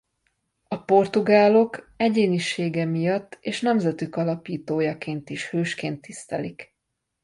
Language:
Hungarian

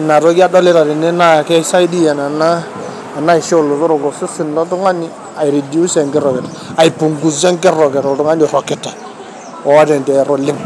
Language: Masai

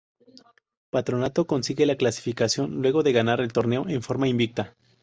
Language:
Spanish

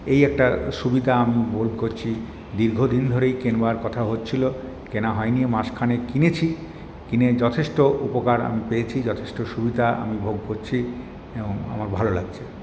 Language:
Bangla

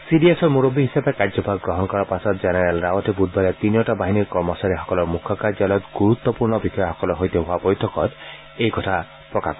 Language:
Assamese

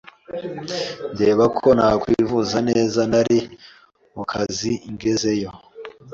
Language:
Kinyarwanda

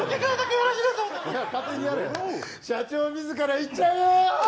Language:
Japanese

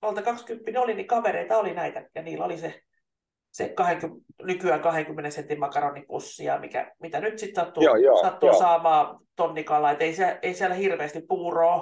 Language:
Finnish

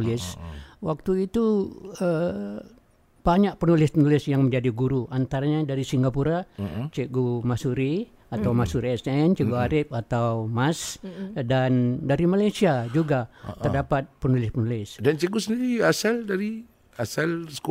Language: Malay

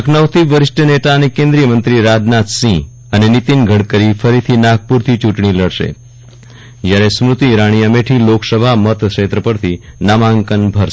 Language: Gujarati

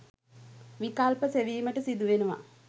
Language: Sinhala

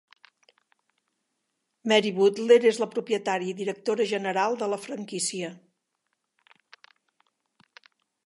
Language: Catalan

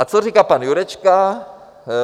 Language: Czech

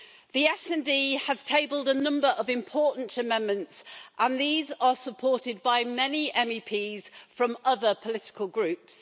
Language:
English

